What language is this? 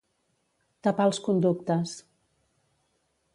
Catalan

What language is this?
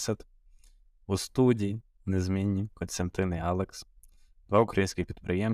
Ukrainian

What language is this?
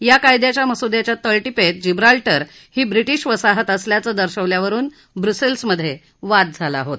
Marathi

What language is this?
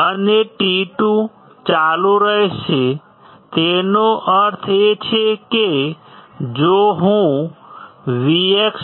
Gujarati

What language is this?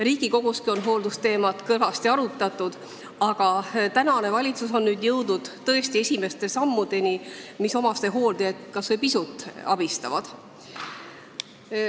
Estonian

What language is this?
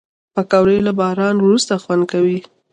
Pashto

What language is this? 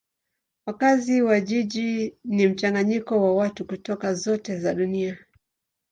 Swahili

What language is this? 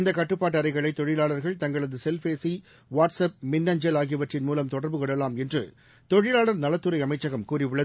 Tamil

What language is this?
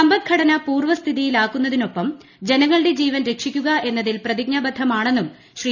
Malayalam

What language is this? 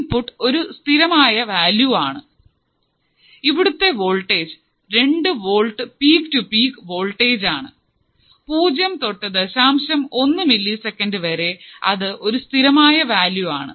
Malayalam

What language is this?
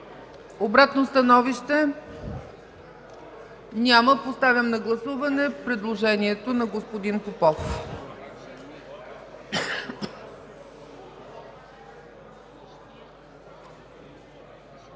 Bulgarian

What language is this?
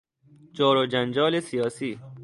Persian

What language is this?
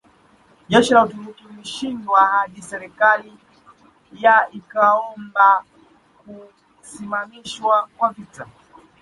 Swahili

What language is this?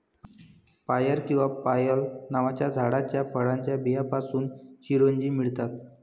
Marathi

